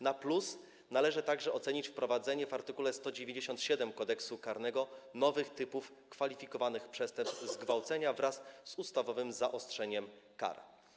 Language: Polish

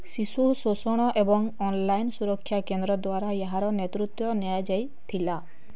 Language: Odia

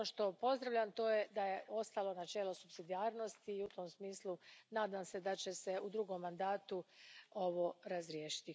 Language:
Croatian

